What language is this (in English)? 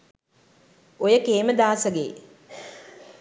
Sinhala